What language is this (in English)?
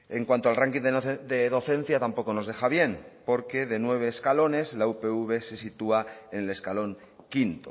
Spanish